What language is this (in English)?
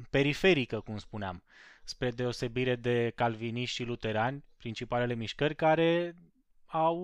Romanian